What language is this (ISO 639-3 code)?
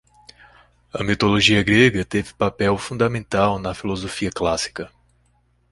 por